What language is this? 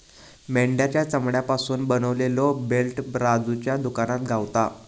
Marathi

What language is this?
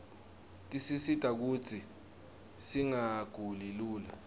Swati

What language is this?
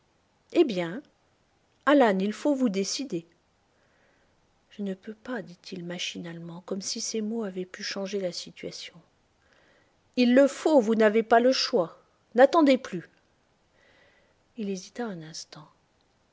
French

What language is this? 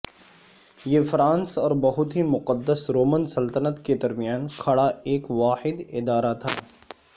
Urdu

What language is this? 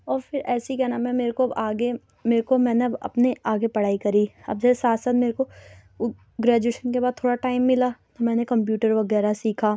Urdu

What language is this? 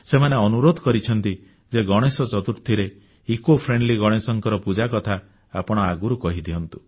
Odia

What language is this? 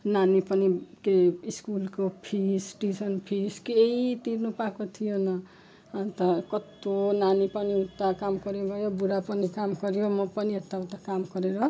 Nepali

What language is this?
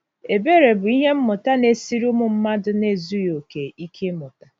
Igbo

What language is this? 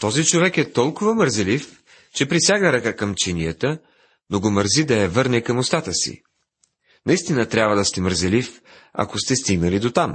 Bulgarian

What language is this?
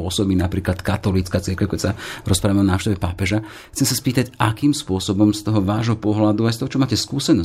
Slovak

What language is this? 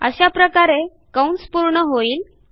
Marathi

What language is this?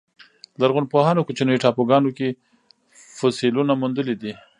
Pashto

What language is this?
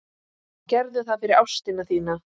Icelandic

